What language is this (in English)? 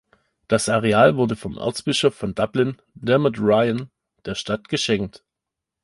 German